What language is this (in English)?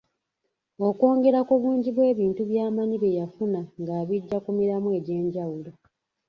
Ganda